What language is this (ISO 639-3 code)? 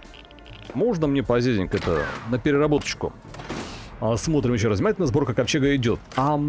rus